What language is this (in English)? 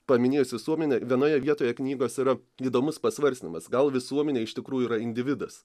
Lithuanian